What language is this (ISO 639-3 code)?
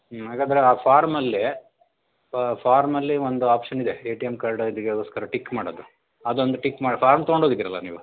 kan